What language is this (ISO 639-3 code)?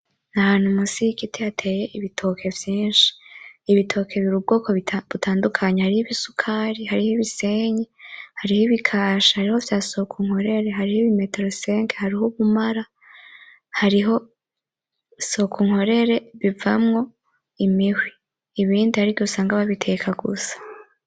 run